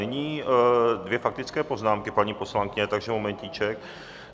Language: Czech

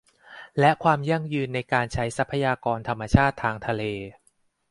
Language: Thai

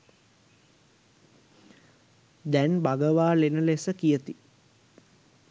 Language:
Sinhala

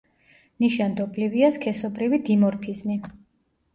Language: Georgian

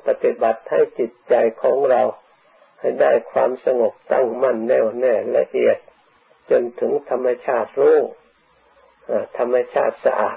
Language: Thai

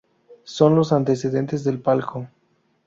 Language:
Spanish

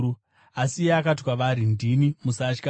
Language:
Shona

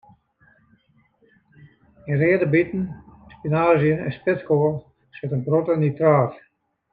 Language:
Western Frisian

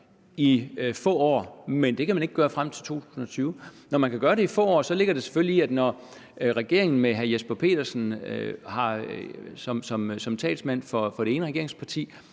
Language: Danish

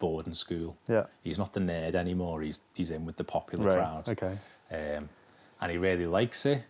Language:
English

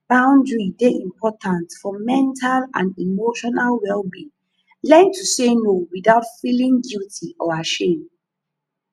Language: Nigerian Pidgin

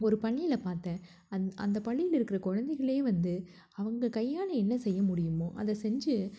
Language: Tamil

